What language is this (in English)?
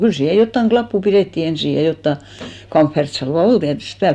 Finnish